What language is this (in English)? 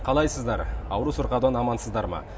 Kazakh